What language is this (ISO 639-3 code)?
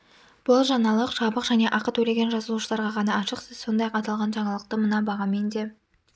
kaz